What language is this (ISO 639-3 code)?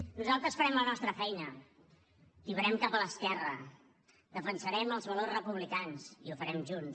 cat